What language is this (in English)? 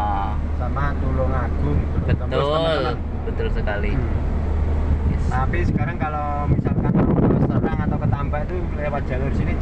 Indonesian